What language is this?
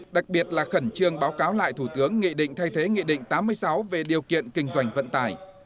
Vietnamese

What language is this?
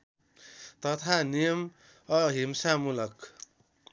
Nepali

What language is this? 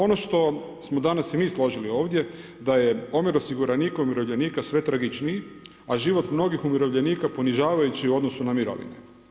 Croatian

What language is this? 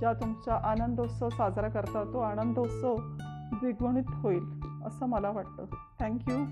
Marathi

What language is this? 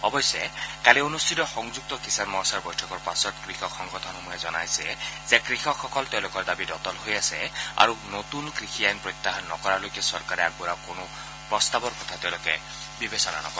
Assamese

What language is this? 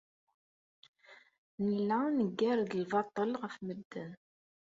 Kabyle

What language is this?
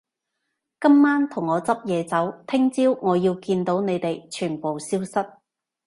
Cantonese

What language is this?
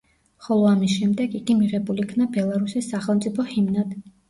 Georgian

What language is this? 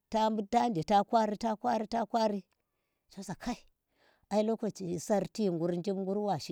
Tera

